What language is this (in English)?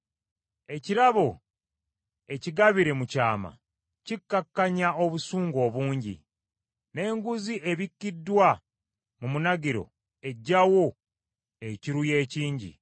Ganda